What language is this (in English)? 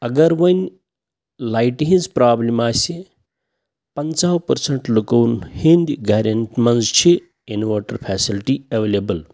Kashmiri